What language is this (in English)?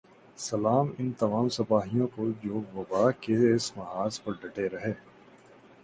Urdu